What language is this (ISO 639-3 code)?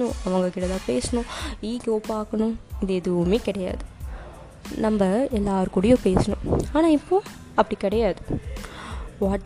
tam